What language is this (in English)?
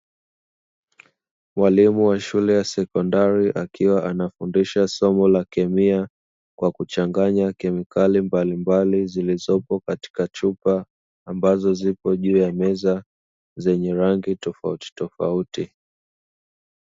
Swahili